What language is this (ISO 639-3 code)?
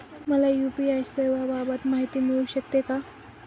mar